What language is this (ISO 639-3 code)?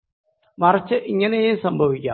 mal